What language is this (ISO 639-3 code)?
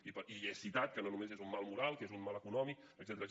cat